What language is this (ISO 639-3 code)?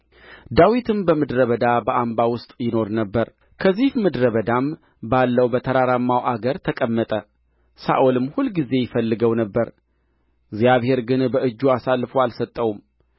amh